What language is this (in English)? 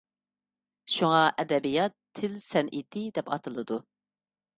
Uyghur